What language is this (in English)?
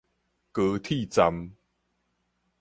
Min Nan Chinese